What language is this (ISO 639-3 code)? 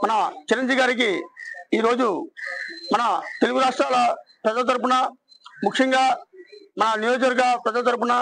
tel